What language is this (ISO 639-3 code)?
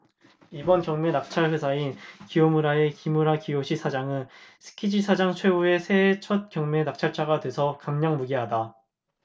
kor